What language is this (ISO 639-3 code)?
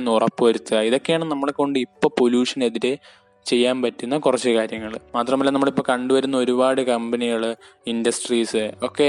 mal